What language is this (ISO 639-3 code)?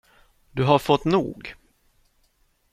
swe